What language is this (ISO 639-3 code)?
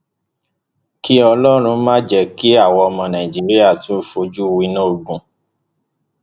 yor